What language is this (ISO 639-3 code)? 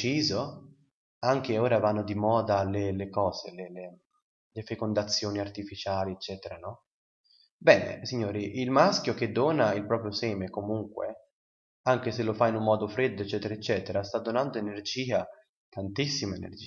ita